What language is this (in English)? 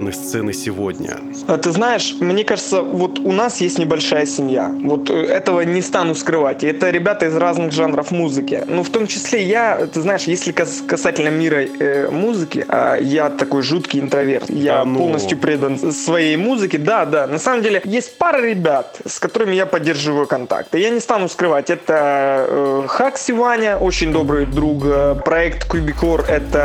Russian